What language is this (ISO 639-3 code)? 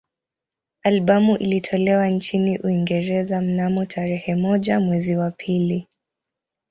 swa